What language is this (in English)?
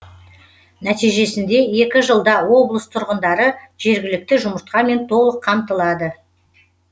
Kazakh